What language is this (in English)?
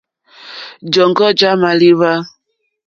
Mokpwe